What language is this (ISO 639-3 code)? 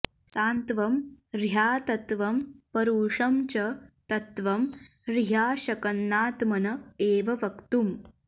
san